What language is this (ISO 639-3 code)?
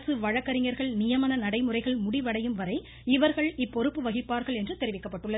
tam